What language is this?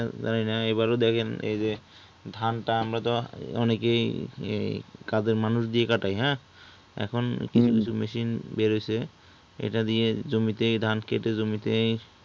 Bangla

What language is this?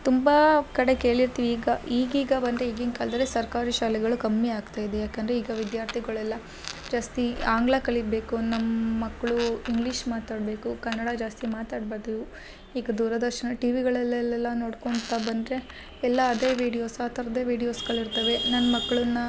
Kannada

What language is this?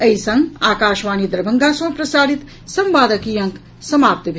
Maithili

